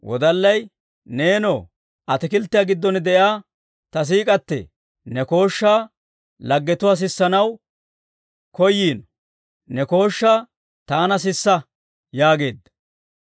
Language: Dawro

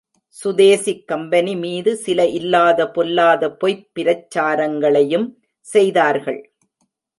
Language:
Tamil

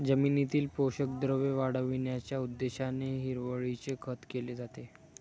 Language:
Marathi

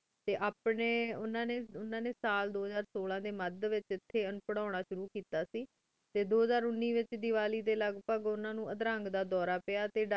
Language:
Punjabi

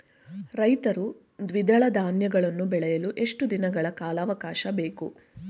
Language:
Kannada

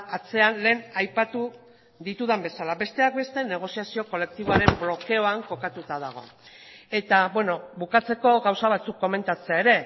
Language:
Basque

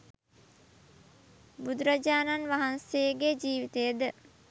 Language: Sinhala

